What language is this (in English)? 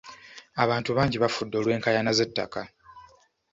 Ganda